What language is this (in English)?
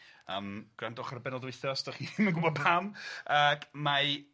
Welsh